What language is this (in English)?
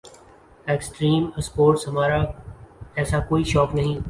Urdu